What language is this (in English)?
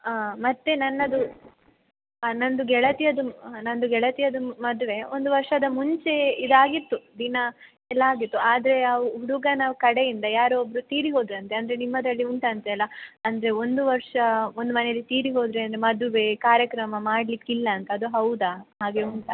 Kannada